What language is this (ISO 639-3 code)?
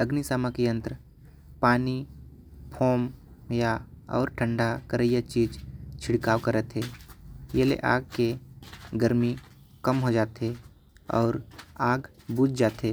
kfp